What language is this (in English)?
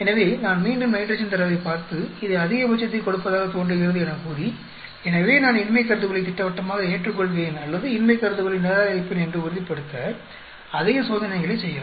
Tamil